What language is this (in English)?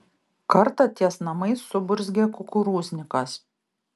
Lithuanian